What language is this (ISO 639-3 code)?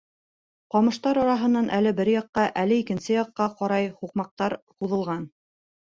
bak